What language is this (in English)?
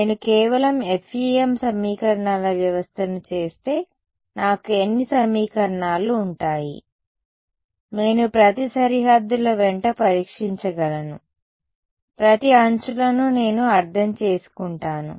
Telugu